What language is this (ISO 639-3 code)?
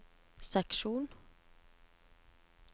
nor